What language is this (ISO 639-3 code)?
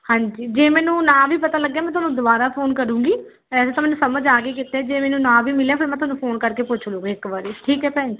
pan